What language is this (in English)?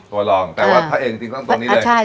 Thai